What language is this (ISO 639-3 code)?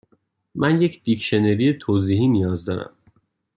fas